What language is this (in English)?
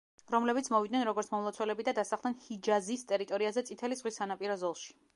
Georgian